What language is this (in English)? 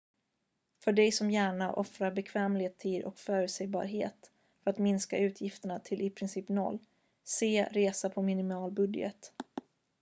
Swedish